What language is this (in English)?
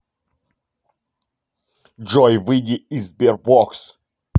Russian